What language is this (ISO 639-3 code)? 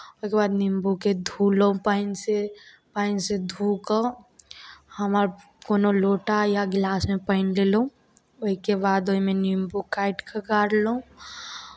mai